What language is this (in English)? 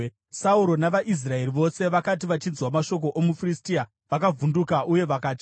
Shona